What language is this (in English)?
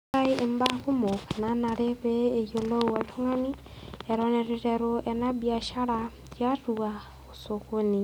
Masai